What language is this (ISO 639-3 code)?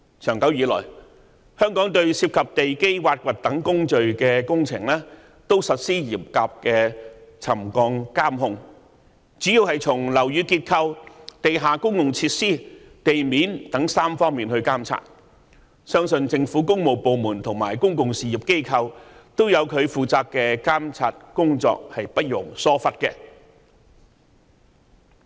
yue